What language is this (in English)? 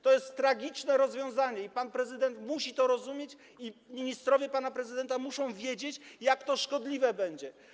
Polish